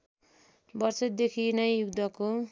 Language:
Nepali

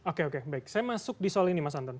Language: Indonesian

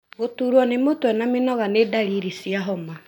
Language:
Kikuyu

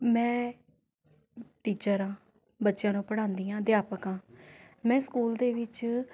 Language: Punjabi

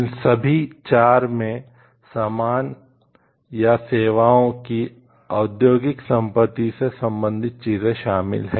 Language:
Hindi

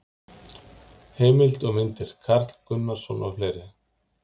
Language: Icelandic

